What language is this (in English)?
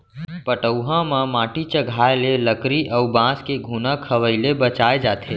Chhattisgarhi